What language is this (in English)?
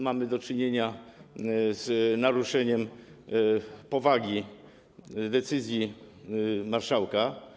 Polish